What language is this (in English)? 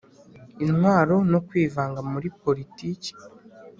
Kinyarwanda